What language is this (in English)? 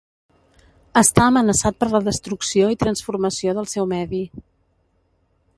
Catalan